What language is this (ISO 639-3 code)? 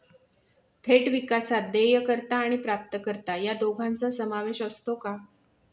mar